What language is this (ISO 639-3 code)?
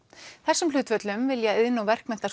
isl